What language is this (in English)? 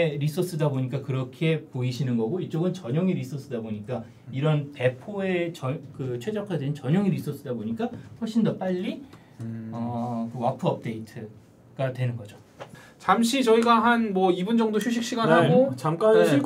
Korean